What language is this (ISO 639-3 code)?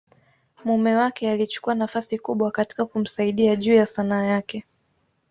swa